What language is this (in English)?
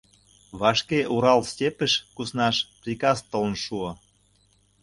Mari